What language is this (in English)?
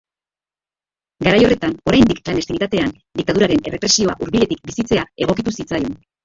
Basque